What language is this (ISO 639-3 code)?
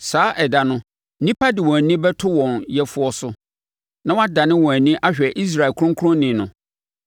aka